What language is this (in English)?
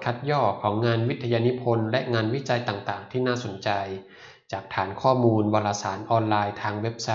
Thai